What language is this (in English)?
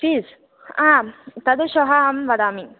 Sanskrit